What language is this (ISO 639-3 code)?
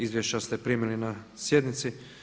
hrv